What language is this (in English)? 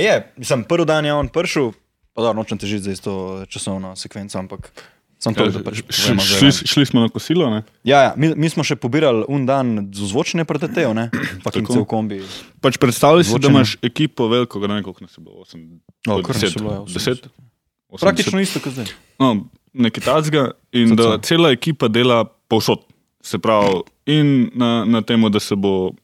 Slovak